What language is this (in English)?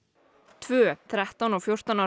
Icelandic